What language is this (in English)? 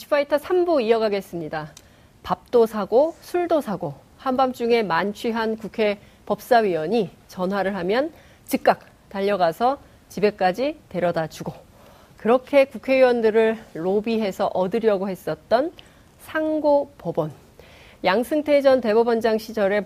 Korean